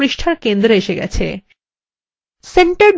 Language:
Bangla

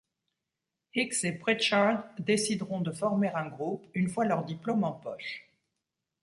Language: French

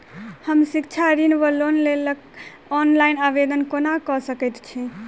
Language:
Maithili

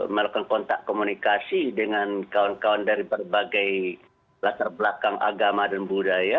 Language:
Indonesian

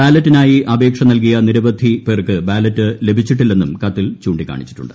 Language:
Malayalam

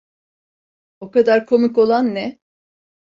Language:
Turkish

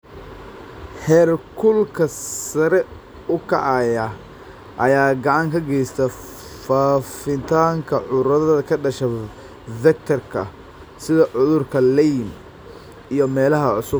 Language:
Somali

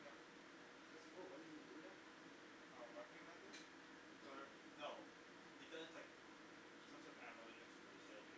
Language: English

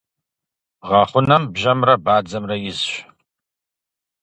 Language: Kabardian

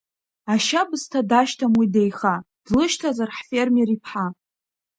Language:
Abkhazian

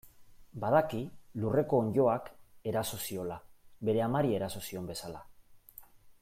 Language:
Basque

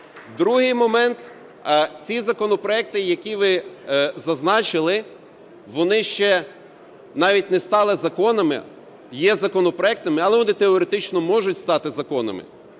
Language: Ukrainian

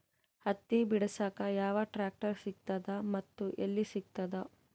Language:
Kannada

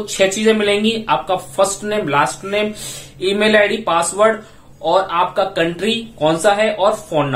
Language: Hindi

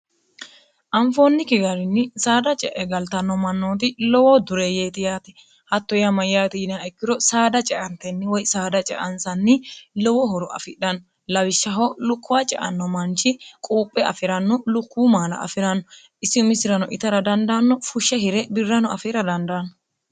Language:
Sidamo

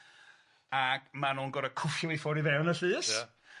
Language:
Welsh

